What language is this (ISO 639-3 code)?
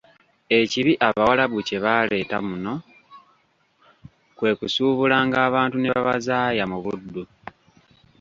lug